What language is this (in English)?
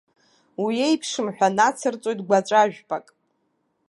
Abkhazian